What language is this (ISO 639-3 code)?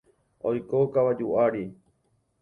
grn